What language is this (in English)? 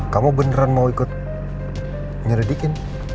Indonesian